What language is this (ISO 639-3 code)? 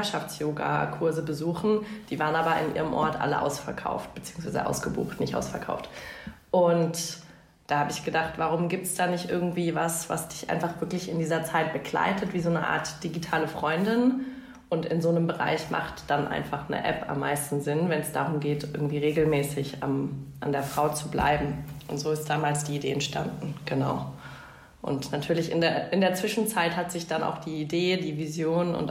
deu